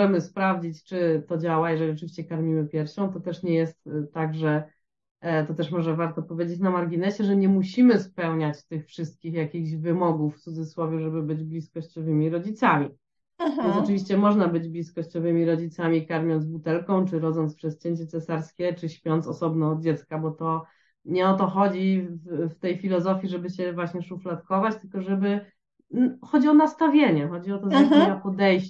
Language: Polish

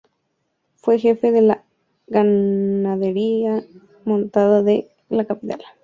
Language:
Spanish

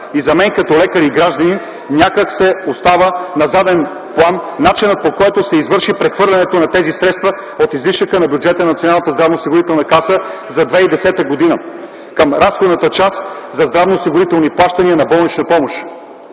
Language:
Bulgarian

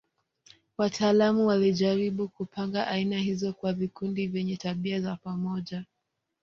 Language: Swahili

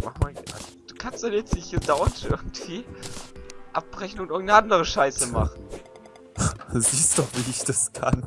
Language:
German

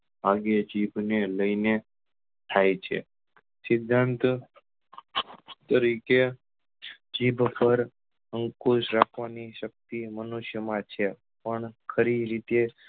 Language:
Gujarati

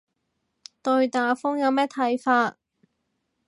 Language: Cantonese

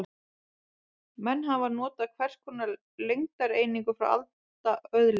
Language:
Icelandic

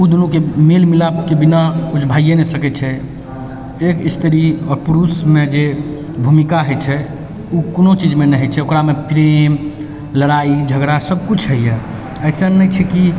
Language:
Maithili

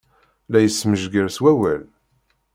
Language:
Kabyle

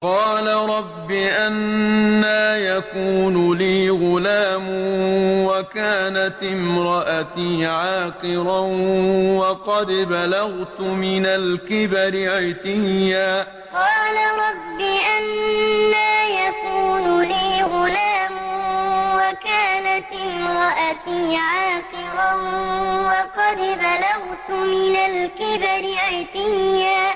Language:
Arabic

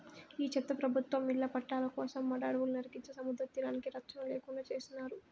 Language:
Telugu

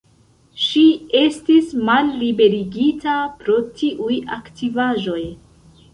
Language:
Esperanto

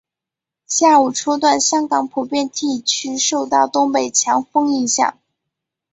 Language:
Chinese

